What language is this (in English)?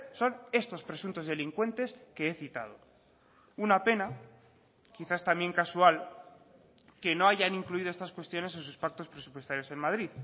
Spanish